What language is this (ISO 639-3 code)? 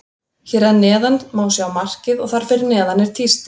isl